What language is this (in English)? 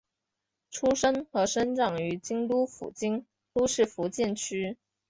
Chinese